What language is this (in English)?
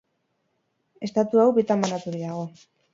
Basque